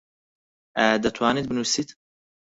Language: Central Kurdish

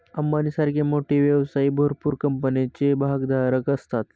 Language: Marathi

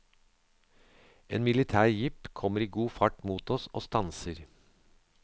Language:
Norwegian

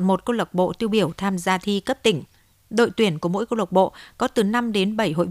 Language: Vietnamese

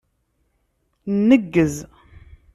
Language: Kabyle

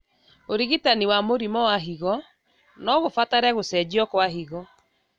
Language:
Kikuyu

